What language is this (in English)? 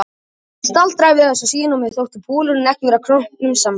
Icelandic